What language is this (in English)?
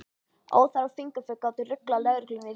Icelandic